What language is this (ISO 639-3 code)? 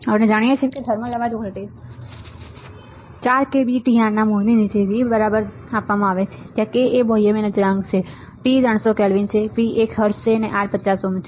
guj